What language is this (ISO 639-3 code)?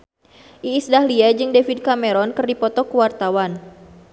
sun